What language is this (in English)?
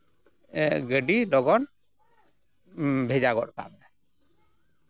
Santali